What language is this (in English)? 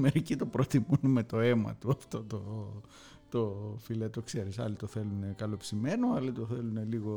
Greek